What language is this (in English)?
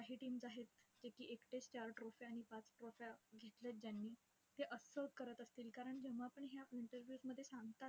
Marathi